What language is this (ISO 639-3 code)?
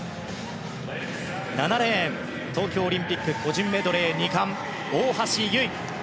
jpn